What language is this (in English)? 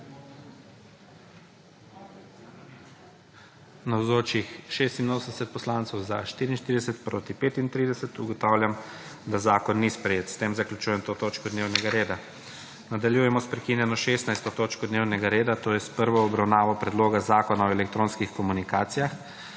Slovenian